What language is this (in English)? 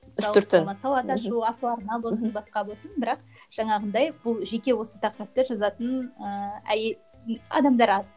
Kazakh